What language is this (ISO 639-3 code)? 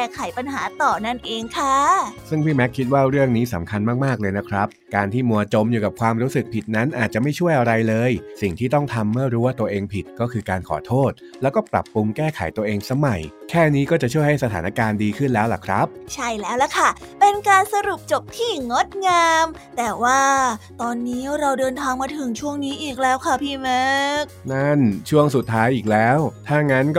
tha